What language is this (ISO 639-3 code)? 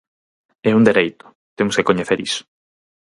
glg